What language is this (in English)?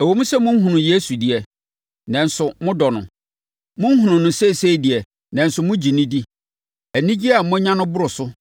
Akan